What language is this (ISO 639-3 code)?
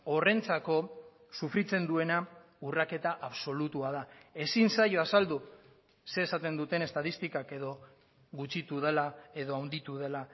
eus